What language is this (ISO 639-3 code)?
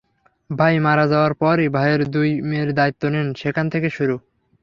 ben